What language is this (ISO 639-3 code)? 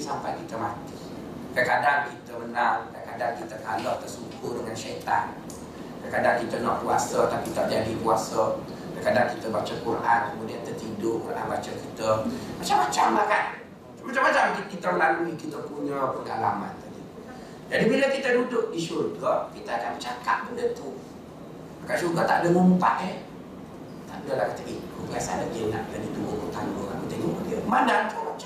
msa